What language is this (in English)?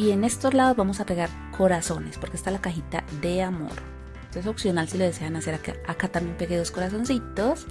Spanish